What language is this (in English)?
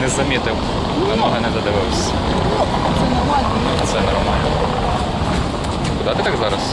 Russian